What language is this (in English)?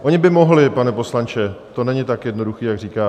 Czech